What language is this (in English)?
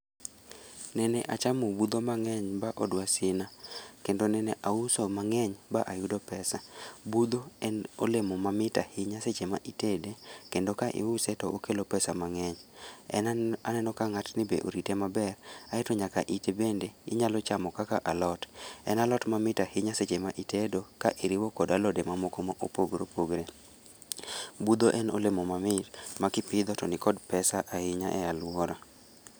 Luo (Kenya and Tanzania)